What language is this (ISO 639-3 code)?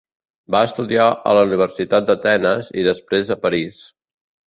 cat